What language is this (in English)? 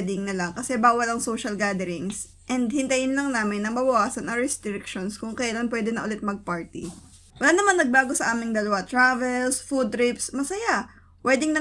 Filipino